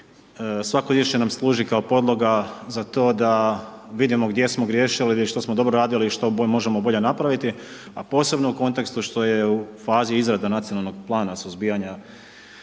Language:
Croatian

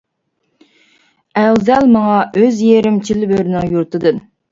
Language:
Uyghur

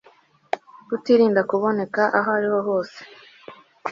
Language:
Kinyarwanda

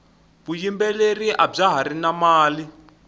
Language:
Tsonga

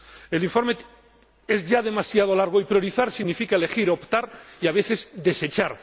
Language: Spanish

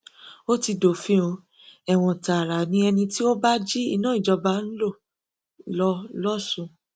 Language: Yoruba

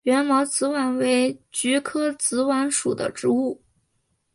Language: Chinese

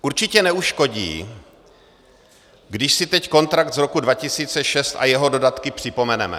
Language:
Czech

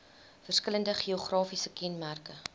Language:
Afrikaans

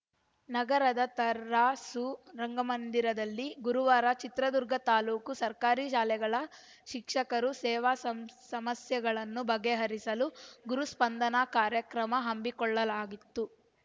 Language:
Kannada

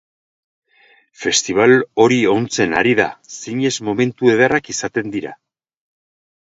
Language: Basque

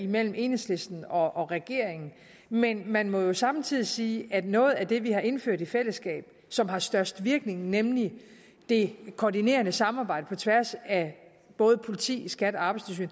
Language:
Danish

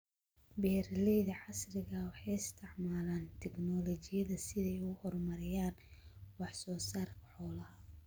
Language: Somali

